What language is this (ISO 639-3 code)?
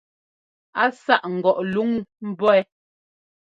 jgo